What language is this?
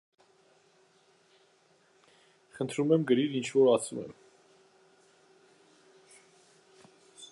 Armenian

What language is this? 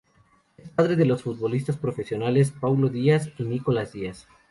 Spanish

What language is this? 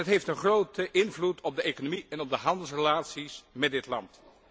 Dutch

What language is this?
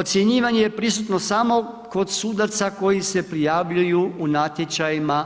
Croatian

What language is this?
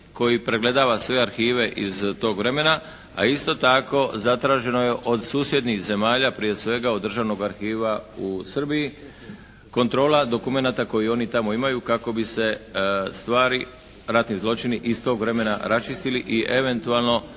Croatian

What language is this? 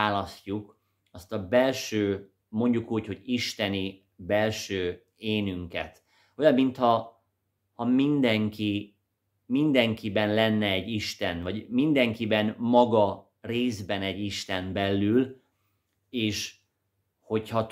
Hungarian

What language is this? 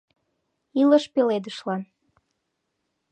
Mari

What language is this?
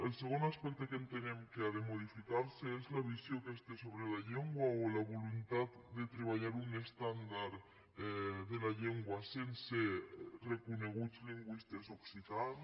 Catalan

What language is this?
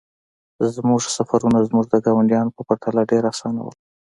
Pashto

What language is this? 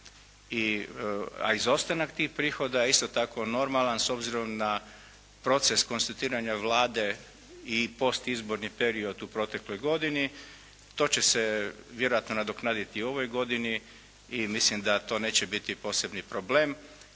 Croatian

